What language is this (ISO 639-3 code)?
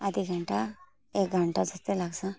nep